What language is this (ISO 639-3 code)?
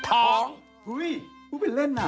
tha